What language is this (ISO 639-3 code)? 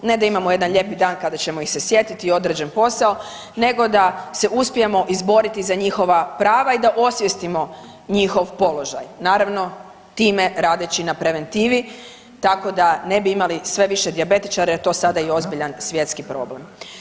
hrv